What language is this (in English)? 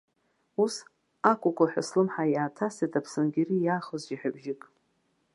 Abkhazian